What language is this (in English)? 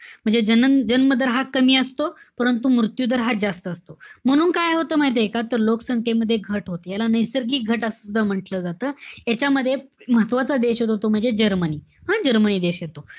Marathi